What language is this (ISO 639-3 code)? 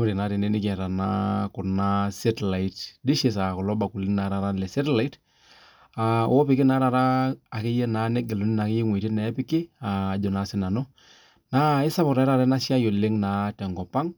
mas